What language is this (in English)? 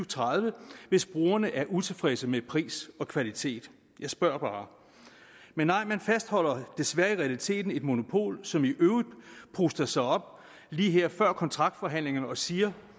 Danish